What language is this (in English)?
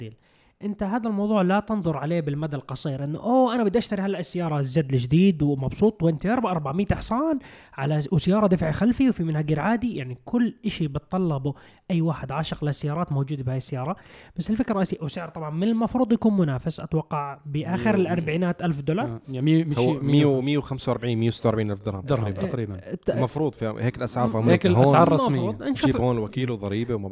Arabic